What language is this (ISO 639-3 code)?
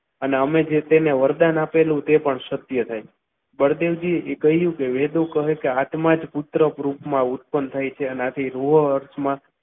guj